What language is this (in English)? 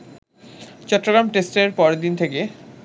Bangla